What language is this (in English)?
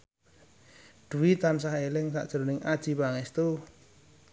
Javanese